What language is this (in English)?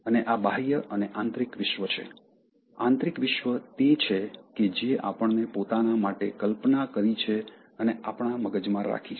Gujarati